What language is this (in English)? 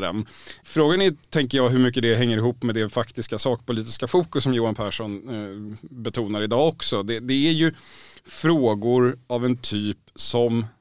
Swedish